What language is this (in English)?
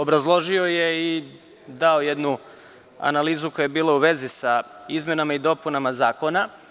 Serbian